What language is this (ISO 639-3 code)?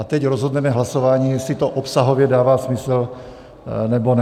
ces